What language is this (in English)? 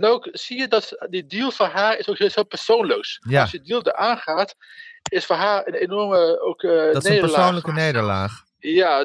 Dutch